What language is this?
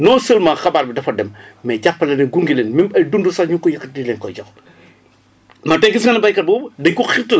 Wolof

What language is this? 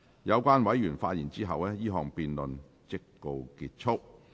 Cantonese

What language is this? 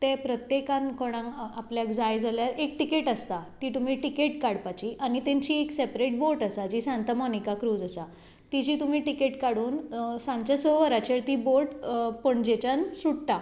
Konkani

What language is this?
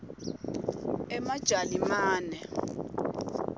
Swati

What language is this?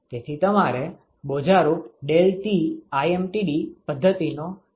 Gujarati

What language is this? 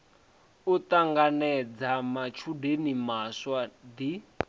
Venda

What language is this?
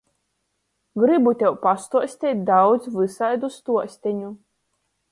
Latgalian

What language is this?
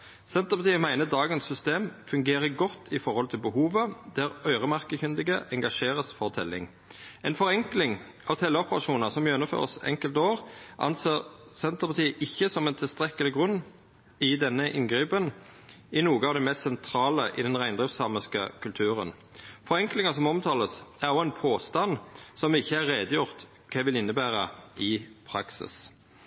Norwegian Nynorsk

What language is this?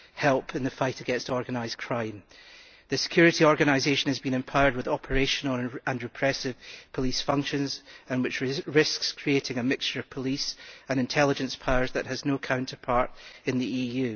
English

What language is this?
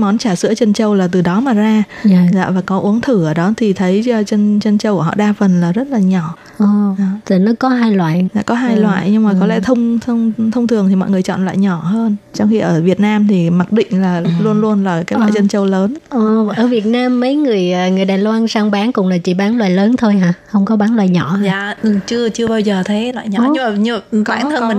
Vietnamese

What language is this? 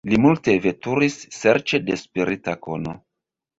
Esperanto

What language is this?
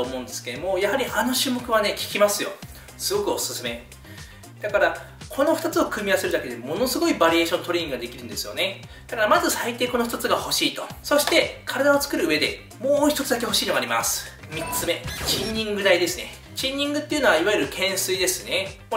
Japanese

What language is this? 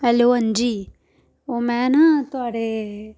Dogri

